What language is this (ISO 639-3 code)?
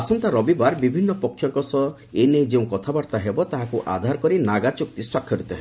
ori